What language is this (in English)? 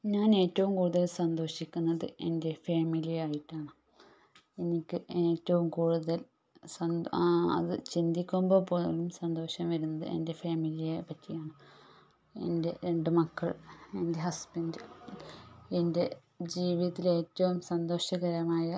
Malayalam